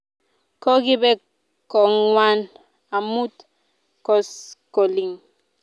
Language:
Kalenjin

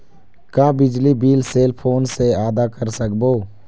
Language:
Chhattisgarhi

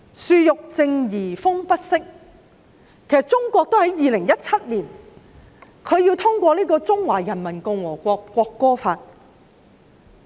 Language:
Cantonese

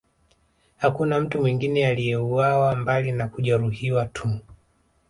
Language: Swahili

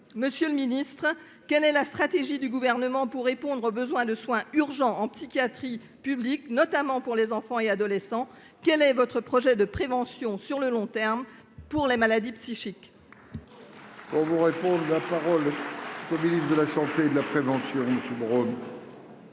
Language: French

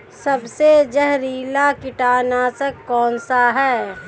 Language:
Hindi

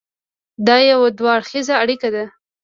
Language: Pashto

